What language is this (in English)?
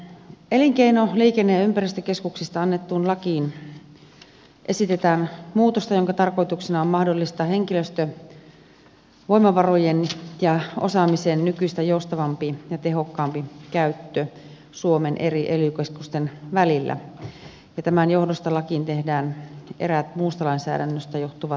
Finnish